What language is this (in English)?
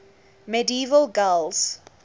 English